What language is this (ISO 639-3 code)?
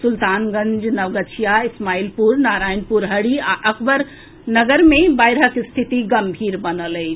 mai